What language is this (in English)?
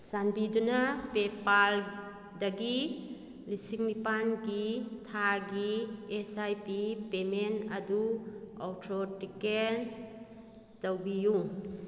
Manipuri